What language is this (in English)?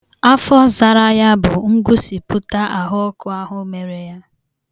Igbo